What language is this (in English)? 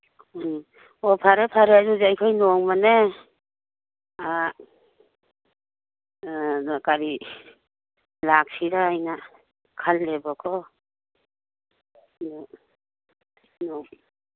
Manipuri